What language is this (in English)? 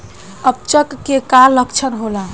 Bhojpuri